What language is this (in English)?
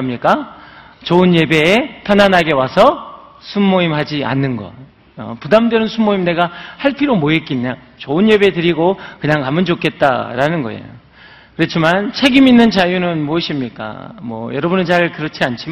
Korean